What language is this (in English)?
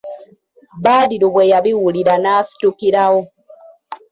Ganda